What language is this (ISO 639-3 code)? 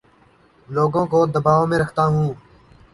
urd